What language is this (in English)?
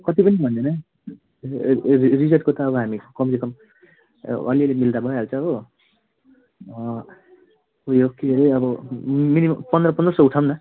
Nepali